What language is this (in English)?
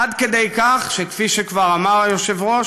Hebrew